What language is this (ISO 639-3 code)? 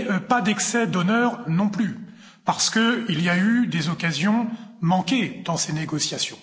fra